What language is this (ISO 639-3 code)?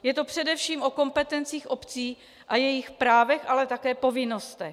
ces